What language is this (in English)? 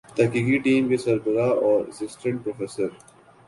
Urdu